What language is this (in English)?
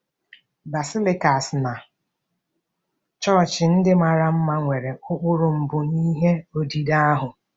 Igbo